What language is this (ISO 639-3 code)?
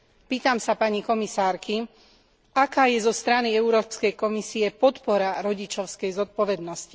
slk